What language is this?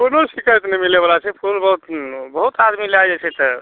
Maithili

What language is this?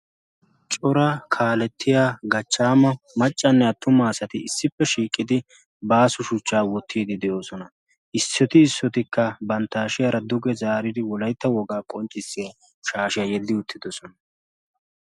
Wolaytta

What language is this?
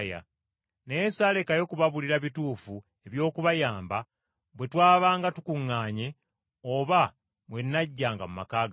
Ganda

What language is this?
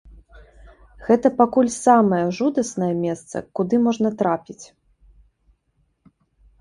Belarusian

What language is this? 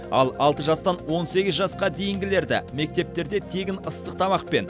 Kazakh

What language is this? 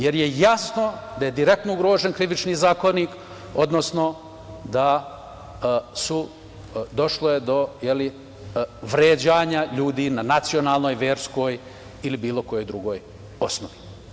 Serbian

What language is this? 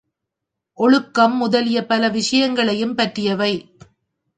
Tamil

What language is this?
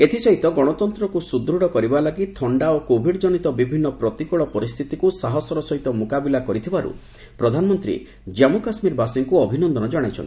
Odia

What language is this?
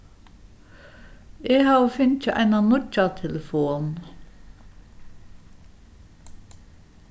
Faroese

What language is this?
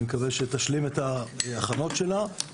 Hebrew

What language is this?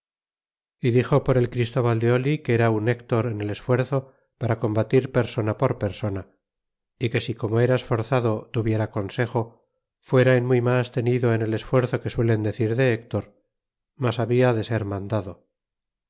Spanish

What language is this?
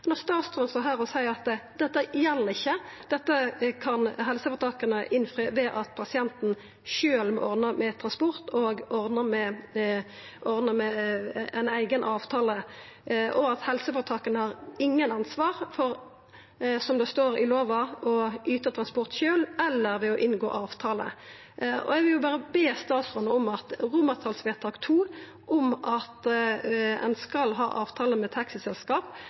Norwegian Nynorsk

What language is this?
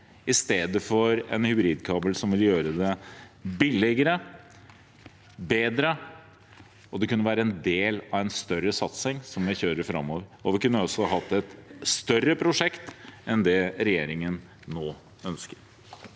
Norwegian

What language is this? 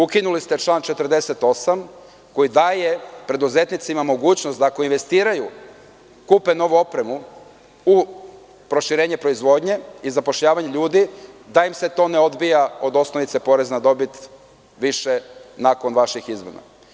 Serbian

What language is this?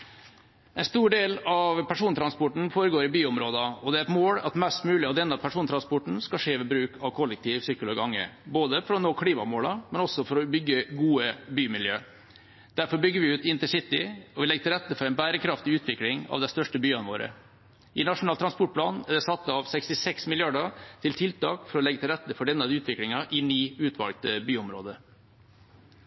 Norwegian Bokmål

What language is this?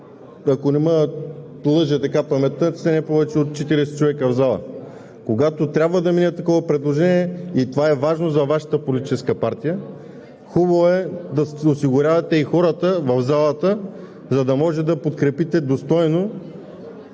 Bulgarian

